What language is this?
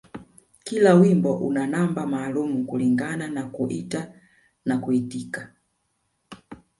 Swahili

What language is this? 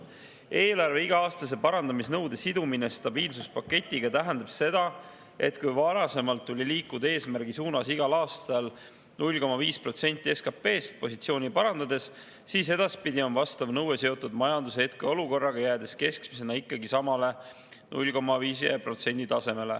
Estonian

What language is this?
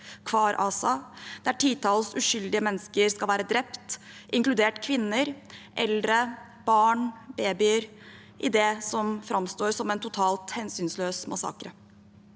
Norwegian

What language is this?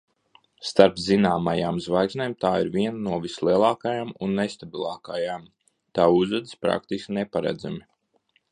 Latvian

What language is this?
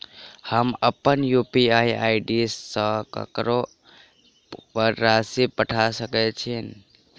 Maithili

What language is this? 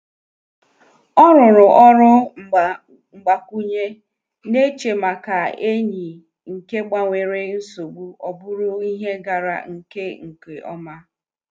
Igbo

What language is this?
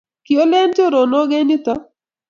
Kalenjin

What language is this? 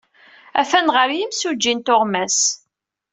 Kabyle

